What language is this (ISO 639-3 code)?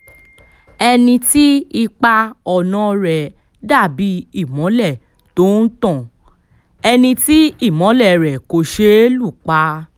yor